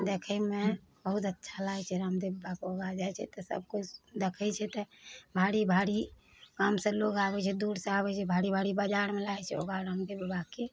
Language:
Maithili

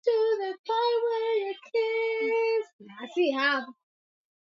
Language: Swahili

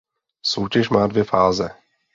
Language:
Czech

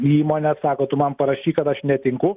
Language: Lithuanian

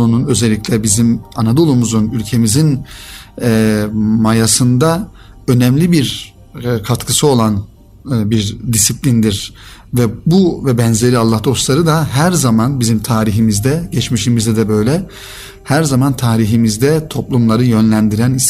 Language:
Turkish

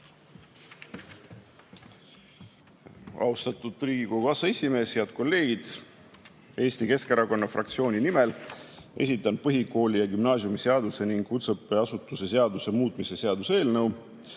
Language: Estonian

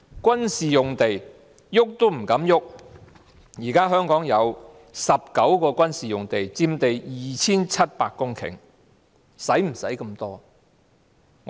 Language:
Cantonese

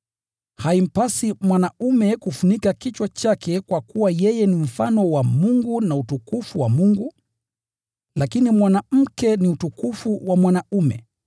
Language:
Swahili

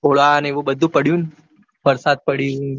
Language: Gujarati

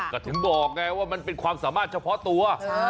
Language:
Thai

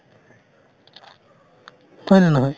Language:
Assamese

